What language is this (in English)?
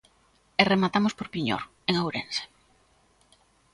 Galician